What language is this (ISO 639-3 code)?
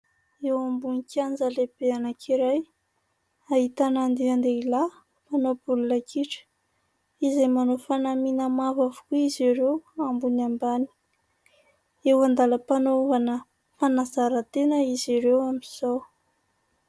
mlg